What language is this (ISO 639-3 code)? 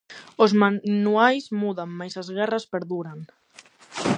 glg